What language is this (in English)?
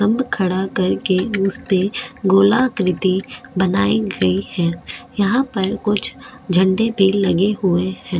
Hindi